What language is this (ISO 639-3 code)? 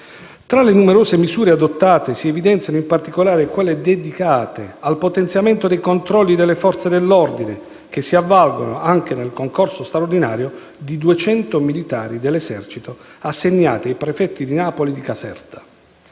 ita